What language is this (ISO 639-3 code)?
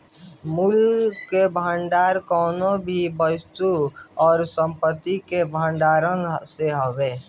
bho